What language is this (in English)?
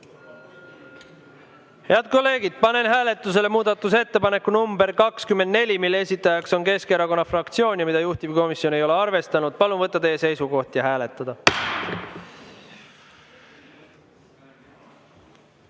Estonian